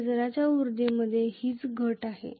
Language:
Marathi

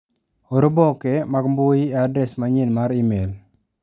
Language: Luo (Kenya and Tanzania)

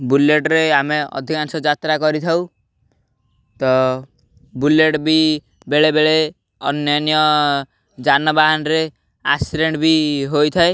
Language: Odia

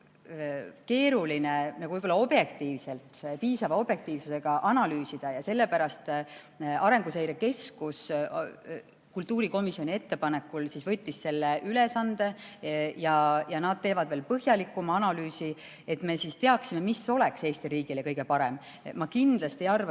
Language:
Estonian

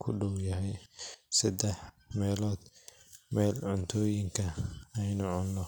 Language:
Somali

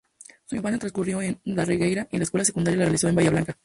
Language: Spanish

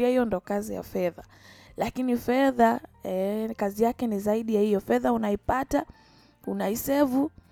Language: Swahili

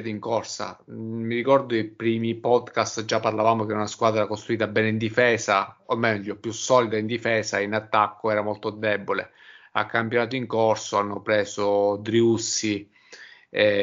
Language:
Italian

